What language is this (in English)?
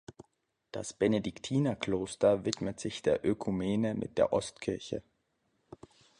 German